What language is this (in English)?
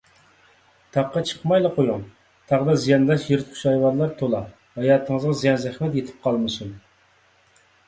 Uyghur